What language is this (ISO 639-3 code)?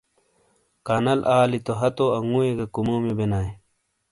scl